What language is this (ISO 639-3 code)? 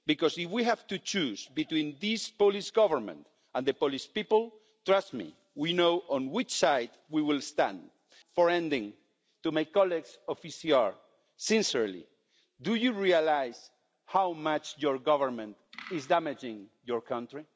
eng